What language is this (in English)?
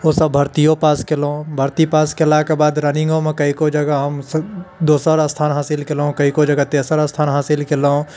Maithili